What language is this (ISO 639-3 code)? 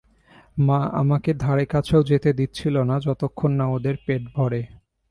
ben